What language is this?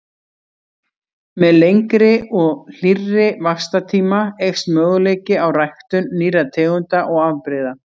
Icelandic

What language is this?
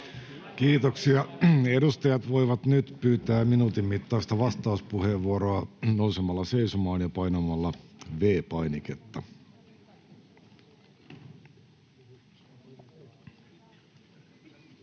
Finnish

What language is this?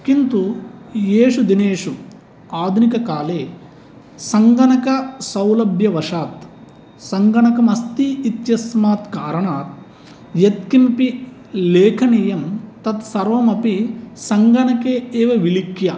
Sanskrit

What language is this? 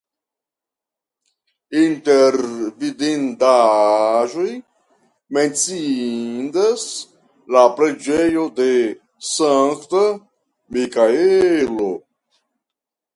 Esperanto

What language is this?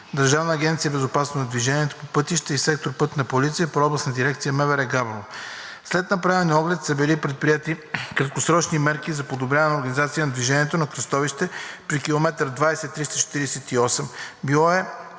Bulgarian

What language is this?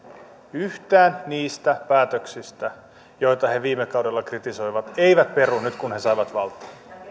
Finnish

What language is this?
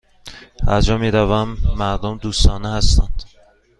Persian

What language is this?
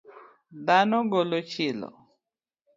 Luo (Kenya and Tanzania)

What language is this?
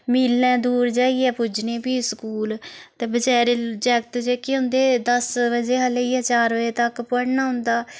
Dogri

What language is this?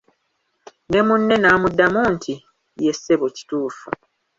Ganda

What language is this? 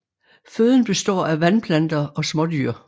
Danish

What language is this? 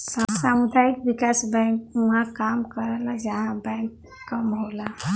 Bhojpuri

